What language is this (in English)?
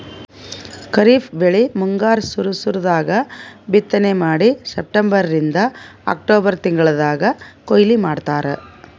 Kannada